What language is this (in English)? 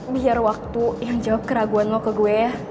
Indonesian